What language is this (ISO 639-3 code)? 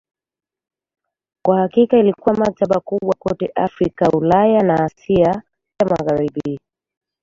swa